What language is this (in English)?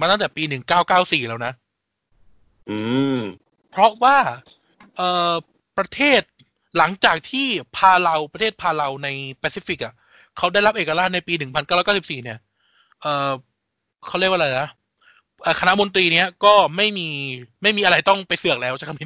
Thai